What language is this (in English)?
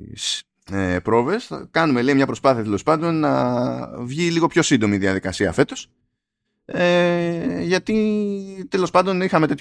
Greek